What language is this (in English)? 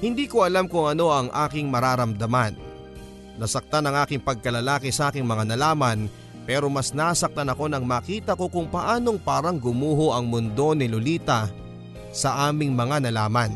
Filipino